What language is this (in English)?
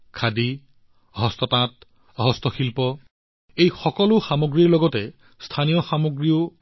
Assamese